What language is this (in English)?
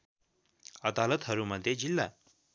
Nepali